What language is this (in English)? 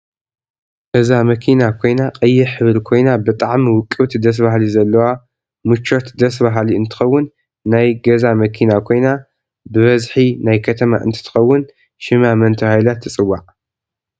Tigrinya